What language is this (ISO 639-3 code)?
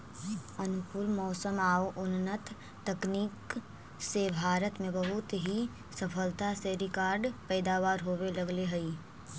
mag